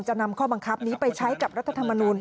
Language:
Thai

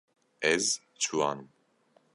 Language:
Kurdish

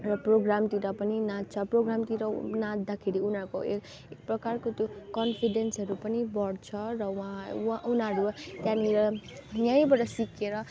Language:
Nepali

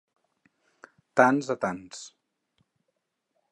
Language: Catalan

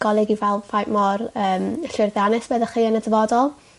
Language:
Welsh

